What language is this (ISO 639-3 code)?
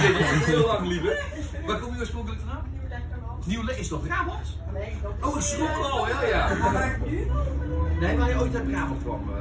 nld